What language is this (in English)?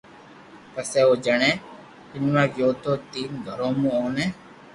Loarki